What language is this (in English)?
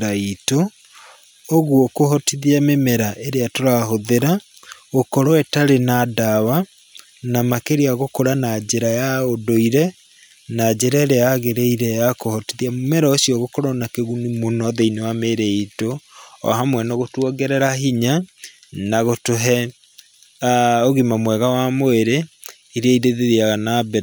Kikuyu